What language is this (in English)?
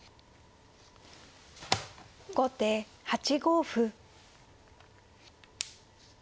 Japanese